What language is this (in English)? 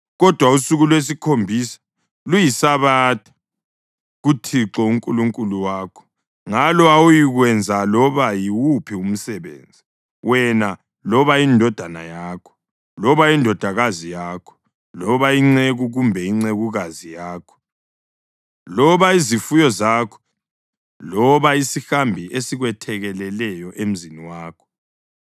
North Ndebele